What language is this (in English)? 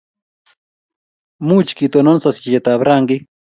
Kalenjin